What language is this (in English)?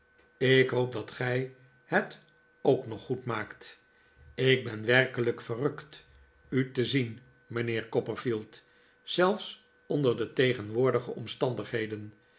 Dutch